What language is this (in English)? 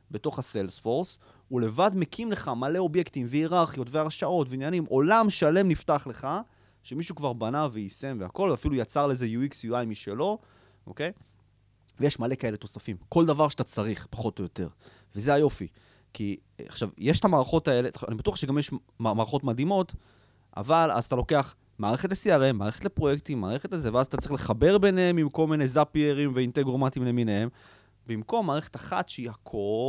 Hebrew